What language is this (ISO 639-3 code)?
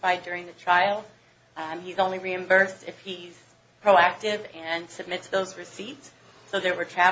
eng